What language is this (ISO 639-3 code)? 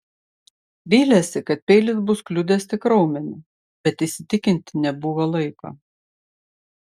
lit